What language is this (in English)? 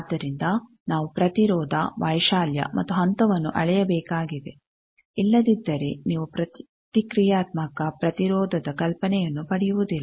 Kannada